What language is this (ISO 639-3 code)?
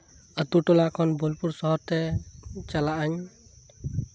sat